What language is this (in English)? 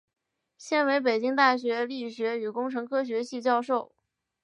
Chinese